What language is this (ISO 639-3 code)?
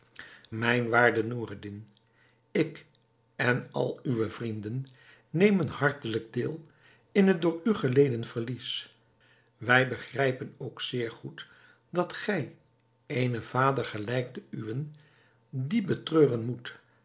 nld